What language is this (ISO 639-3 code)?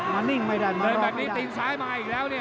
tha